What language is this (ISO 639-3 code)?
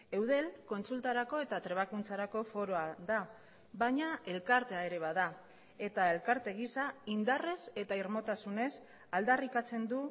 eus